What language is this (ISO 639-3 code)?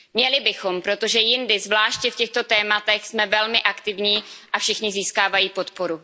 ces